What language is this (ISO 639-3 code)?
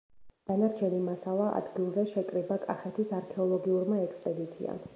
kat